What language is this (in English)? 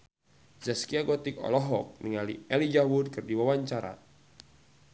Sundanese